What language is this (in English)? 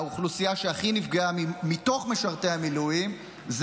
Hebrew